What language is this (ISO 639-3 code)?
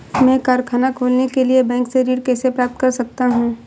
hin